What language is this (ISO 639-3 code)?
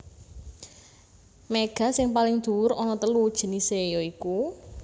jav